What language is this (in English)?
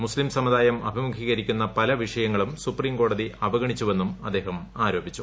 Malayalam